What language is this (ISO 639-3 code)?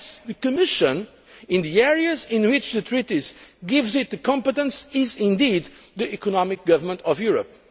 eng